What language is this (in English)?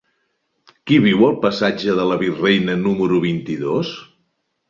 Catalan